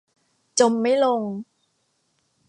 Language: Thai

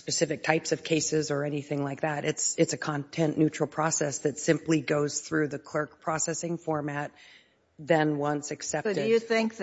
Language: English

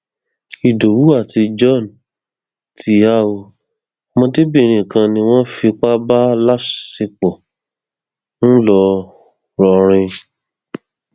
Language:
Yoruba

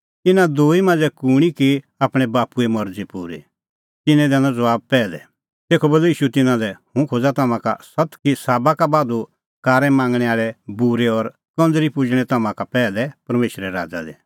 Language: Kullu Pahari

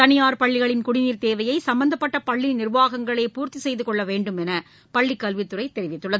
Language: Tamil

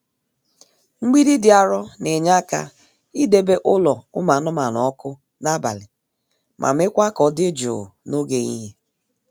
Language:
Igbo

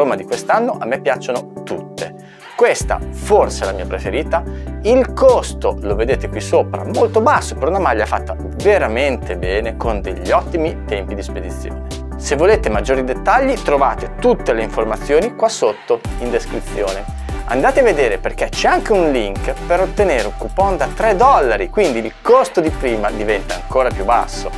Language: Italian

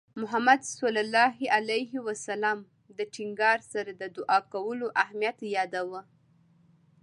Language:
Pashto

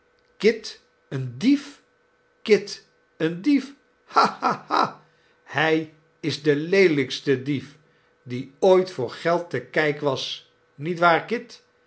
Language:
Dutch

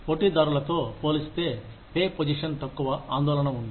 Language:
Telugu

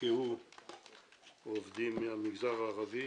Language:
Hebrew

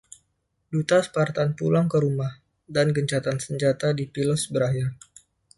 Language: Indonesian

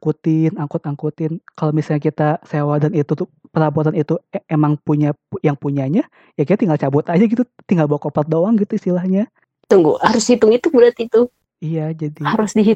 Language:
Indonesian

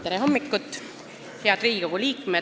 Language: Estonian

